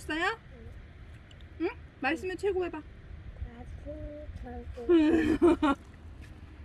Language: Korean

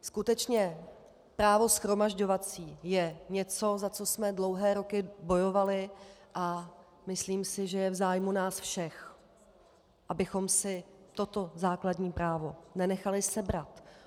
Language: Czech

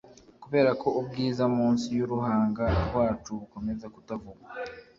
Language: Kinyarwanda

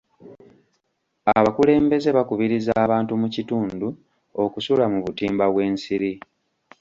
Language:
Ganda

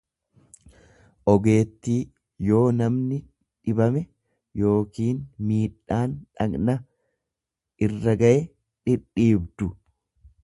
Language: Oromo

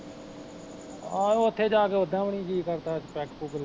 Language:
Punjabi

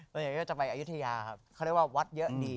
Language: Thai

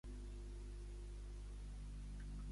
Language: Catalan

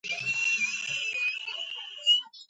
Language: Georgian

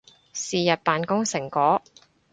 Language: Cantonese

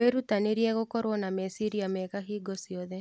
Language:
Kikuyu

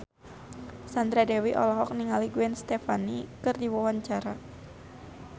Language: Sundanese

